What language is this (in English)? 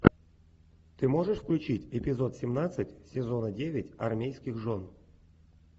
Russian